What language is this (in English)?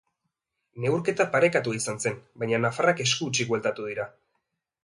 Basque